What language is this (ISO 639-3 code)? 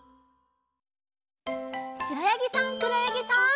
jpn